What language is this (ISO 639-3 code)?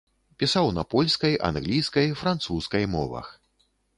bel